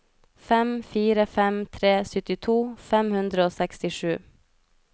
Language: Norwegian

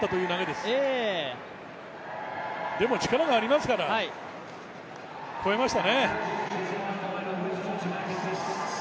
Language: Japanese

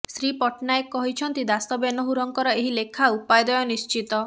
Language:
Odia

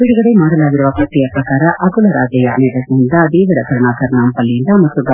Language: Kannada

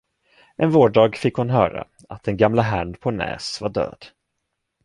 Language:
Swedish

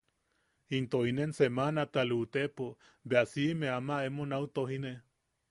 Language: Yaqui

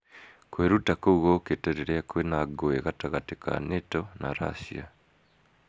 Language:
Kikuyu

